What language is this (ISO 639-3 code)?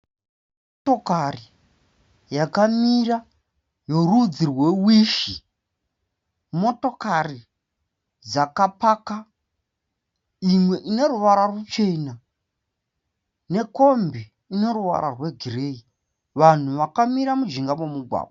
sna